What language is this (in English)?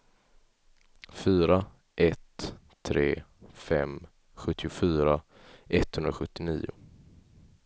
Swedish